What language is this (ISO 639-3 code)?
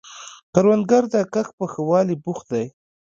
pus